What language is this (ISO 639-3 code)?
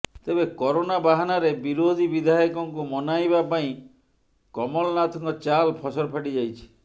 ori